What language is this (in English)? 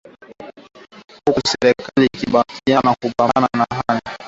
Swahili